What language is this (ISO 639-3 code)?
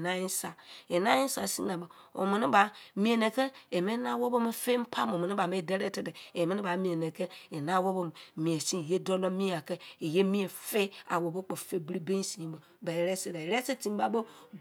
ijc